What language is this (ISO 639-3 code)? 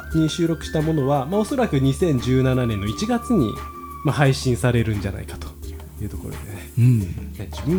jpn